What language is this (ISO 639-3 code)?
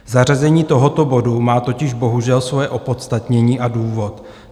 ces